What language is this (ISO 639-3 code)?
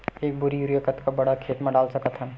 hne